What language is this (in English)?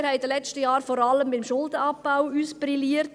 Swiss German